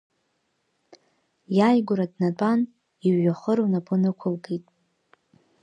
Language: Abkhazian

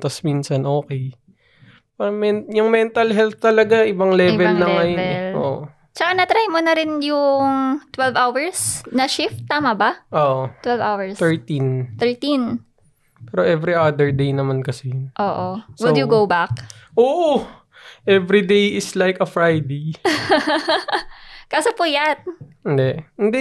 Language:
Filipino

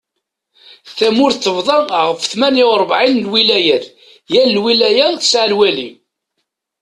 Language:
Kabyle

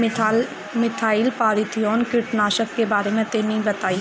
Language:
Bhojpuri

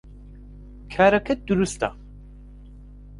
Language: Central Kurdish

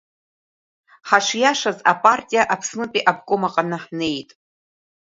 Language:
Abkhazian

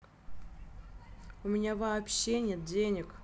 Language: Russian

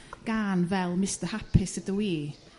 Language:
Welsh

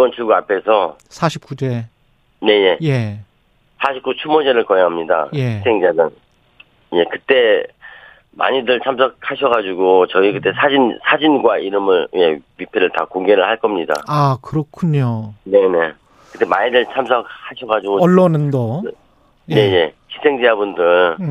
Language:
Korean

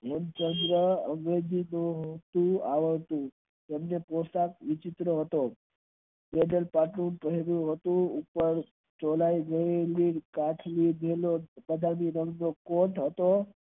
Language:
Gujarati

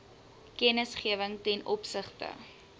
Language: Afrikaans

